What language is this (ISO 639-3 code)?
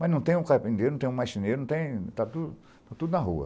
por